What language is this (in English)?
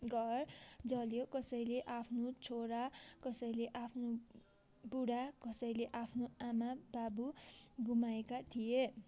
Nepali